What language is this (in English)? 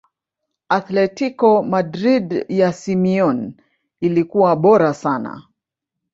Swahili